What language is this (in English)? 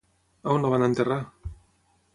Catalan